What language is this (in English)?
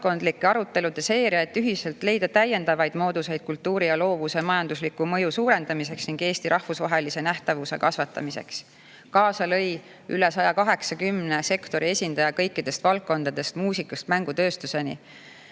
Estonian